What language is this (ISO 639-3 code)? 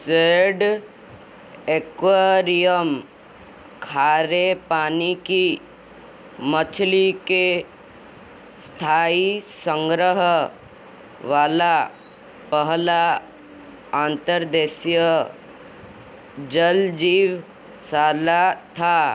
hin